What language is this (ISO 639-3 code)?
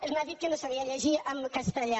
cat